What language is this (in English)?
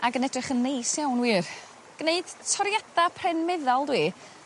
Welsh